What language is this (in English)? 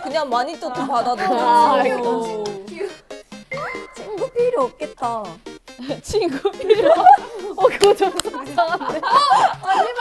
Korean